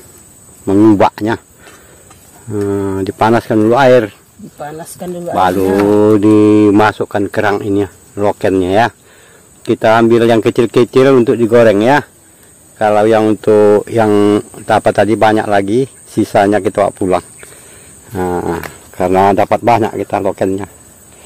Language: Indonesian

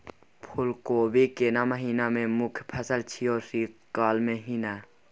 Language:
Maithili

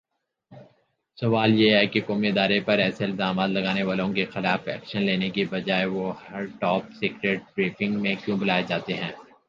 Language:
Urdu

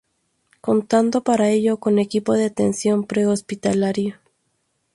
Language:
Spanish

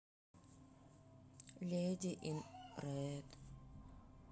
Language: Russian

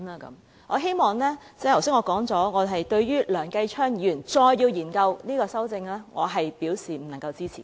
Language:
Cantonese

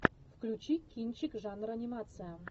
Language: Russian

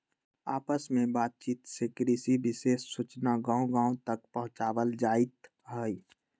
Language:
Magahi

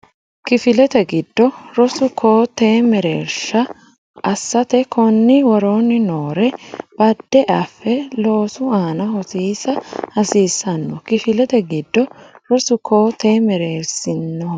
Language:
Sidamo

